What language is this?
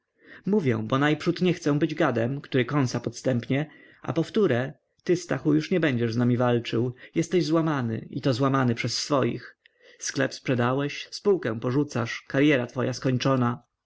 Polish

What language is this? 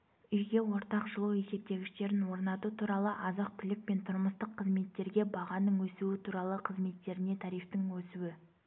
Kazakh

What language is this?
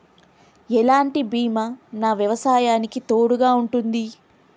Telugu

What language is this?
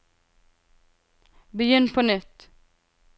Norwegian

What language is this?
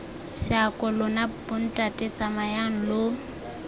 Tswana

